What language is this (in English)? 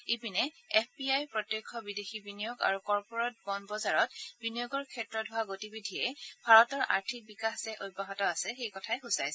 Assamese